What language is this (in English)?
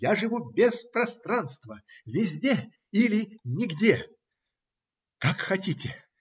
Russian